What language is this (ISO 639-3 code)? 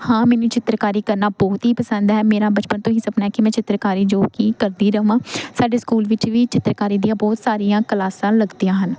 pan